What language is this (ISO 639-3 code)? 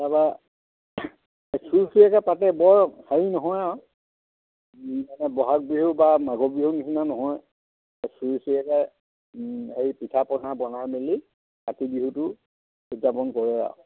asm